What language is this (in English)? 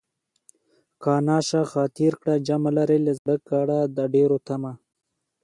Pashto